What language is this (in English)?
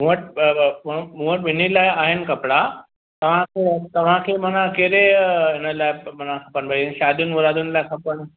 Sindhi